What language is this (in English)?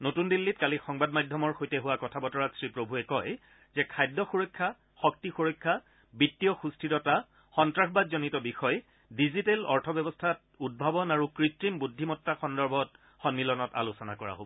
Assamese